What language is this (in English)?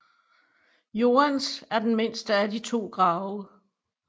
Danish